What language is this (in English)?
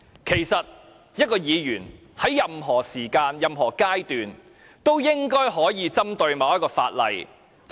Cantonese